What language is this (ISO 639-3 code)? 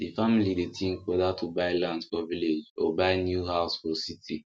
pcm